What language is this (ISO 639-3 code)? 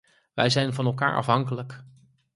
nld